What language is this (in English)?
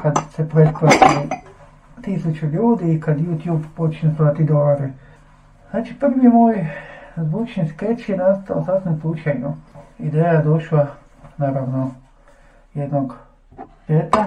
Croatian